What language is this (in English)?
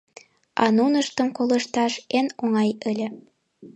Mari